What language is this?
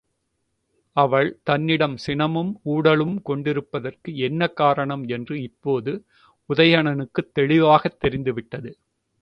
Tamil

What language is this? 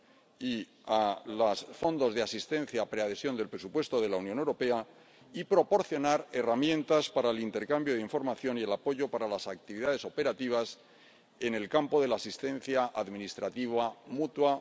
Spanish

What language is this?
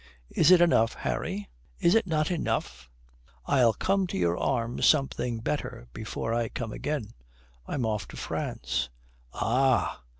English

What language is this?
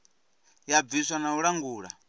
Venda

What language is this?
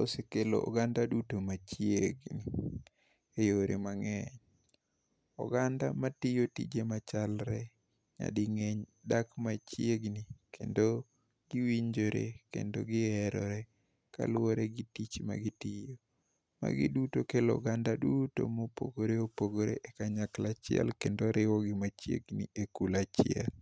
Luo (Kenya and Tanzania)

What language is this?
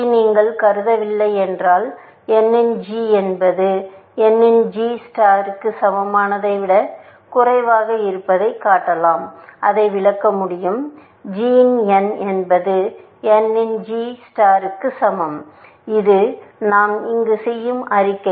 Tamil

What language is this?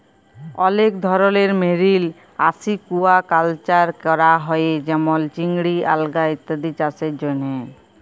Bangla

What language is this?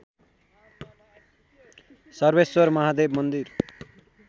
Nepali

